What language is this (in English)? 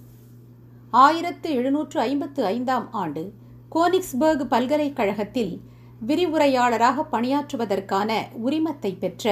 Tamil